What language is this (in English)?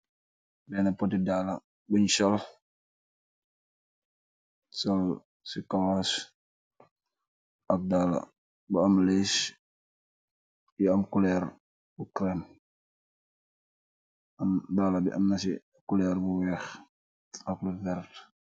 Wolof